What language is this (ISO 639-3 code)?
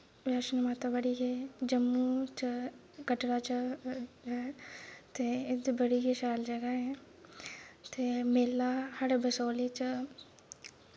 doi